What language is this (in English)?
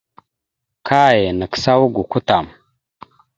Mada (Cameroon)